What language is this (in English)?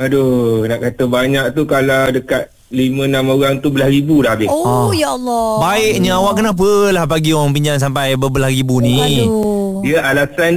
Malay